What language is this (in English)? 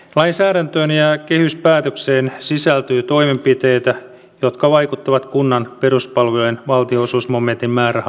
Finnish